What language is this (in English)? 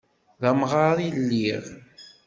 Kabyle